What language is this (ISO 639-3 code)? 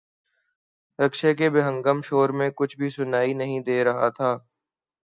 urd